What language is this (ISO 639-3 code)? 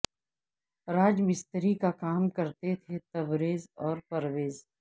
urd